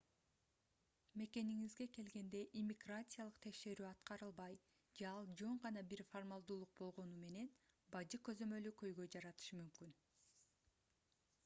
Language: Kyrgyz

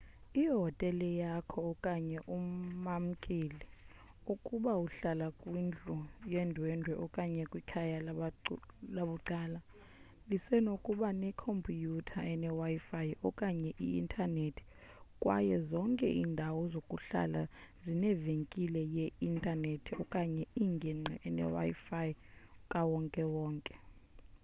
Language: Xhosa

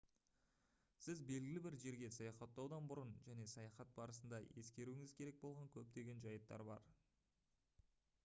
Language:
Kazakh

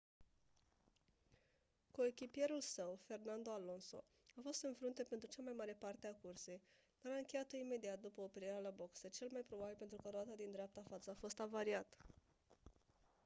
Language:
Romanian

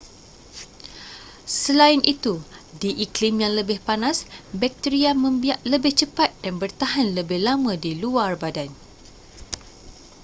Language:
Malay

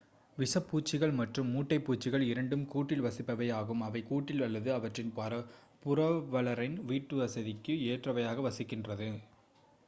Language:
Tamil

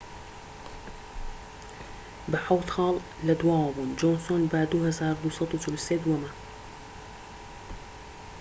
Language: Central Kurdish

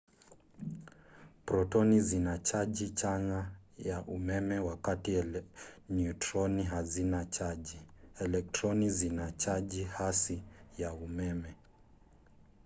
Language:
Swahili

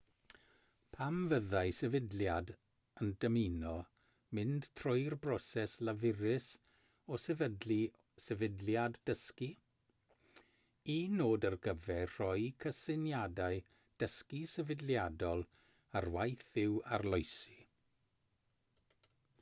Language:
Welsh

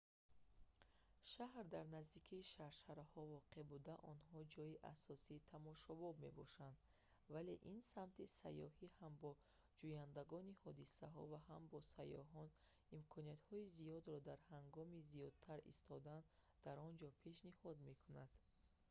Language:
Tajik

